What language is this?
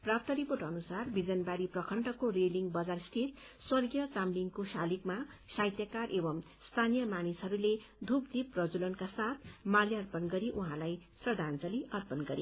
Nepali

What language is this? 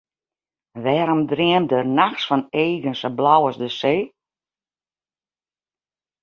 Western Frisian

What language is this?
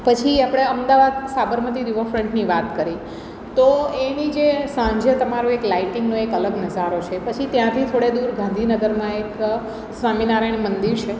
Gujarati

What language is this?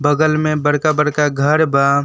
Bhojpuri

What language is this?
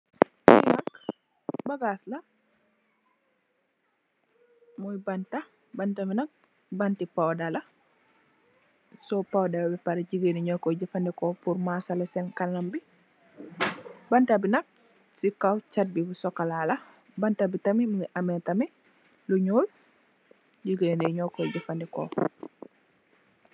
Wolof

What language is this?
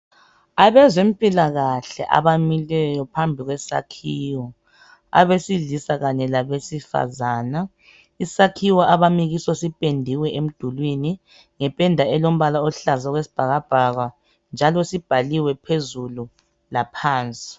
North Ndebele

